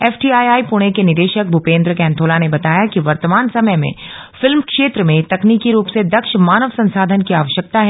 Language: Hindi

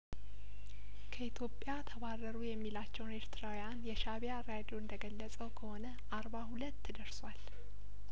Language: Amharic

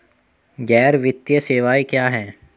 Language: Hindi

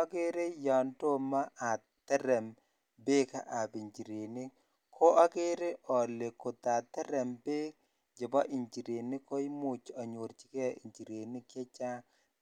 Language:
Kalenjin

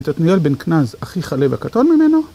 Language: Hebrew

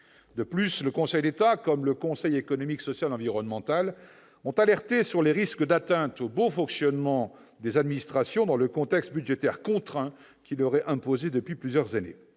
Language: French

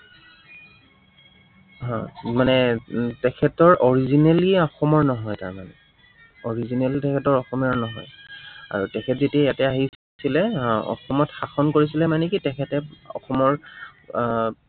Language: Assamese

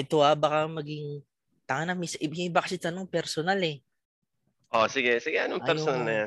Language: Filipino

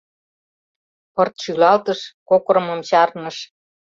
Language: Mari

